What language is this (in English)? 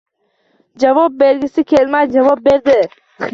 Uzbek